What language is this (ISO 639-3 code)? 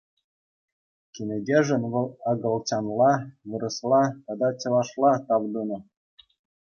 chv